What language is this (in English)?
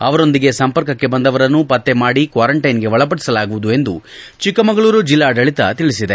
Kannada